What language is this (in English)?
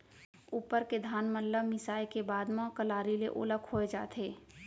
Chhattisgarhi